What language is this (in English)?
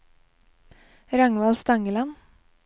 Norwegian